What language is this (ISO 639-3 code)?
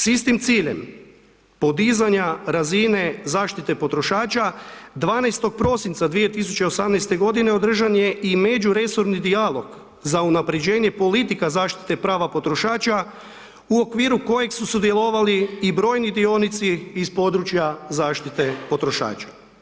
hrv